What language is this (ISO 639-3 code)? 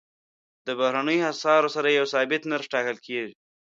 pus